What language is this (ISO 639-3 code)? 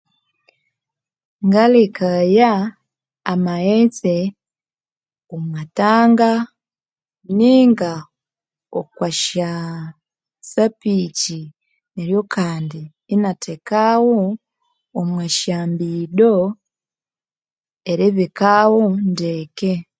koo